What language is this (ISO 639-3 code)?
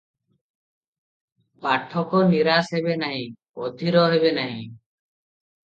ori